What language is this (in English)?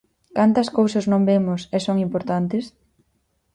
Galician